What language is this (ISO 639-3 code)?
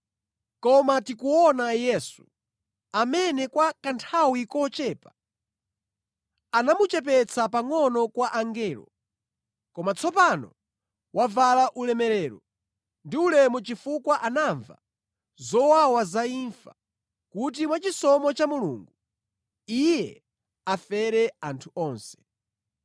nya